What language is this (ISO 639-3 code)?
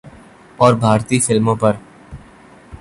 urd